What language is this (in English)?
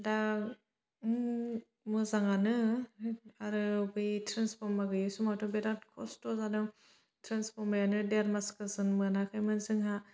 Bodo